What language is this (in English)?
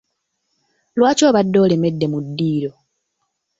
Ganda